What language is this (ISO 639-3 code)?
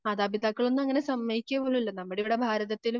mal